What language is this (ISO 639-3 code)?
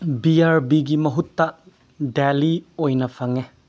mni